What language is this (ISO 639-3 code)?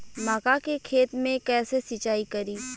bho